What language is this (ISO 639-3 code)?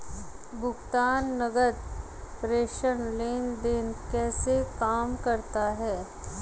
hin